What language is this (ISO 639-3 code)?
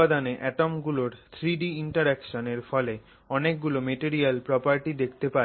ben